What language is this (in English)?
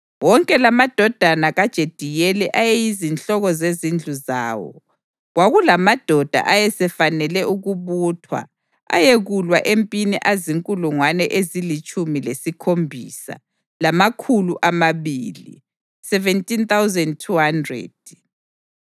North Ndebele